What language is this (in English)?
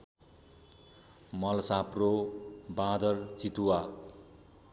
Nepali